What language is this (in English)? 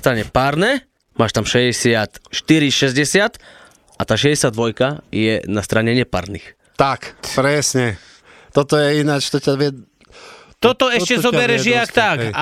Slovak